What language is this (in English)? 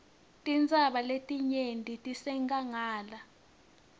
Swati